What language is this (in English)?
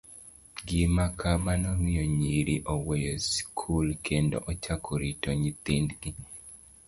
Luo (Kenya and Tanzania)